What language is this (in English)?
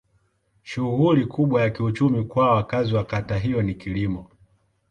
Swahili